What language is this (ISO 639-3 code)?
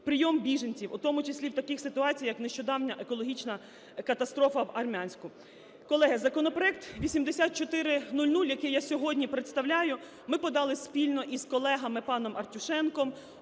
ukr